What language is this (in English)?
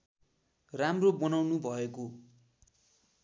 Nepali